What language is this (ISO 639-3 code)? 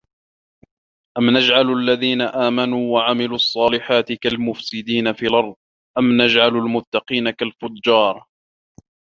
ara